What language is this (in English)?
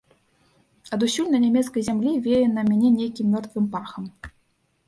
Belarusian